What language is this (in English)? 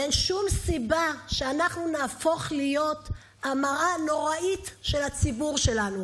Hebrew